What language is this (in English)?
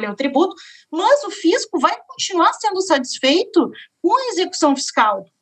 Portuguese